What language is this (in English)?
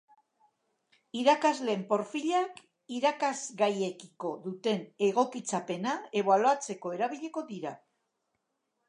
Basque